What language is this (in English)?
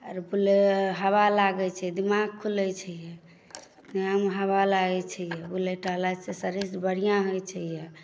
Maithili